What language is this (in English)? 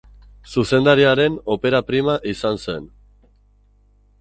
Basque